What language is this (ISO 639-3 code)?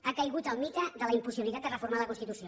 cat